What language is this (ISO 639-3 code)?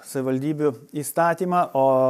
lit